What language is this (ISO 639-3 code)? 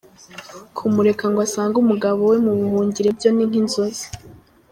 kin